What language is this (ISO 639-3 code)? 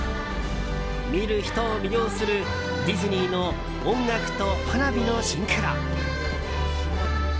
jpn